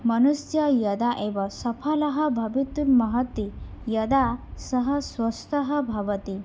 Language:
Sanskrit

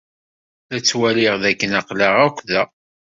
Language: Kabyle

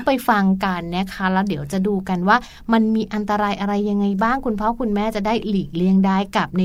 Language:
Thai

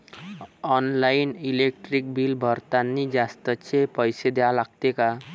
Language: Marathi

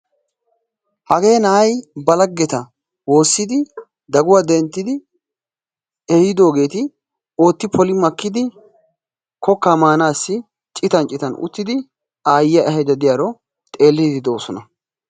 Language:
Wolaytta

